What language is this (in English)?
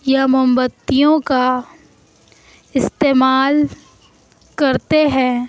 Urdu